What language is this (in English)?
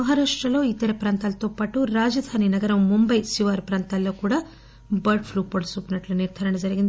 Telugu